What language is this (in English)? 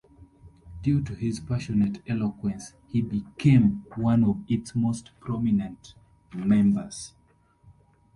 English